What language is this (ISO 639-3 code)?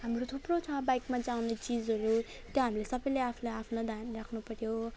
nep